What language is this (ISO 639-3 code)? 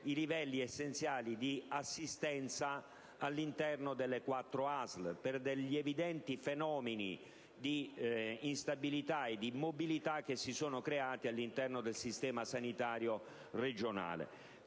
ita